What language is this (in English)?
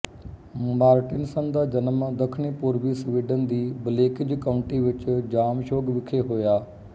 Punjabi